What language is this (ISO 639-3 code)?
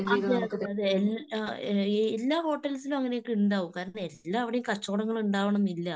mal